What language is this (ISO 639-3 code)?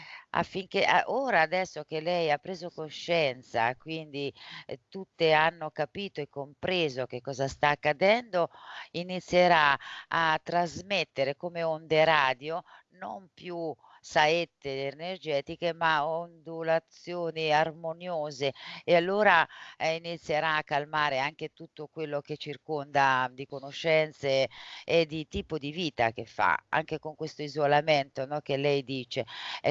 ita